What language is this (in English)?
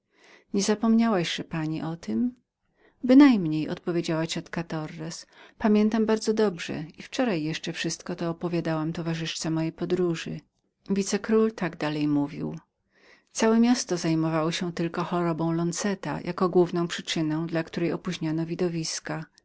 Polish